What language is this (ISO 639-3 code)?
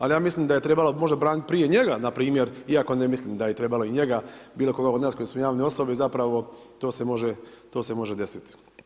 hrv